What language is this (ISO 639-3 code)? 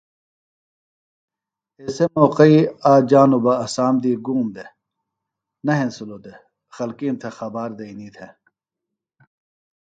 phl